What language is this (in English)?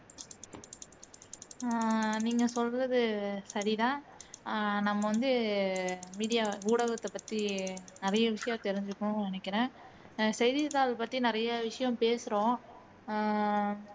Tamil